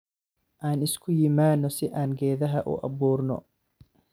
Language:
Somali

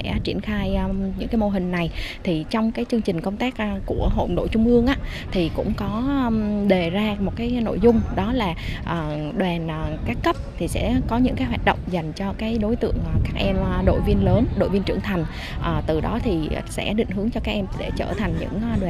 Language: Vietnamese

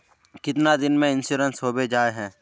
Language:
Magahi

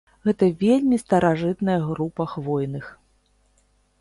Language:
Belarusian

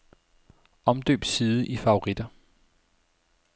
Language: Danish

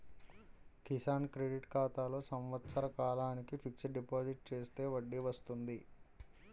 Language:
Telugu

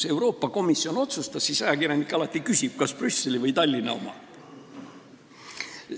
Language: Estonian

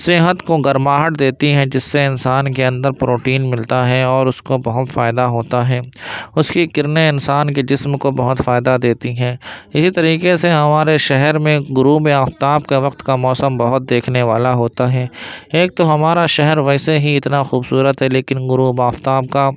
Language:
Urdu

